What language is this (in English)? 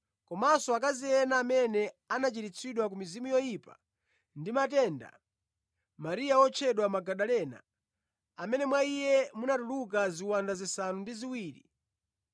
Nyanja